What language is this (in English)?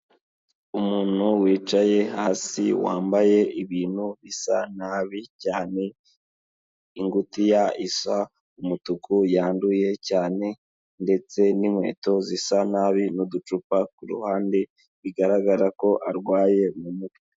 Kinyarwanda